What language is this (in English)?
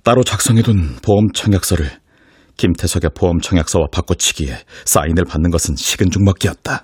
Korean